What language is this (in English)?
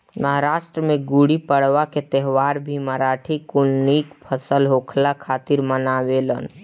Bhojpuri